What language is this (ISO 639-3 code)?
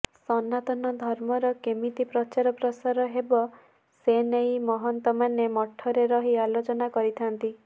ori